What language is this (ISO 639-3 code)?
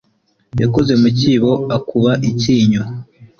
kin